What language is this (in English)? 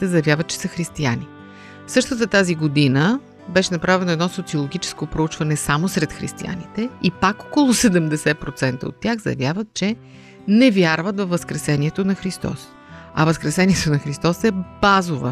Bulgarian